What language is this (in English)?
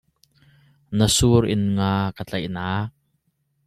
Hakha Chin